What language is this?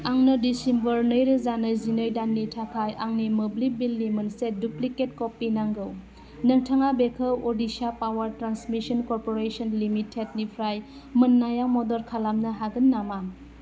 Bodo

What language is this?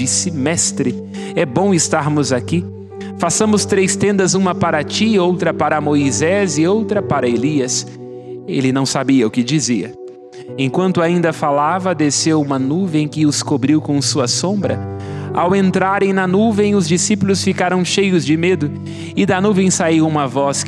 Portuguese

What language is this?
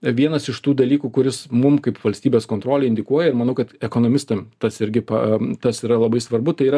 Lithuanian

